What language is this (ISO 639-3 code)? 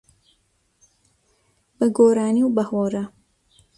ckb